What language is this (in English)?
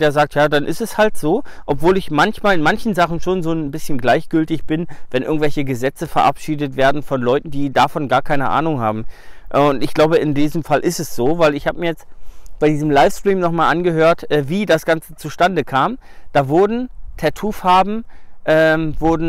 German